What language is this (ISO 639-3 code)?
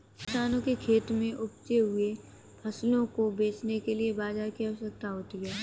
hin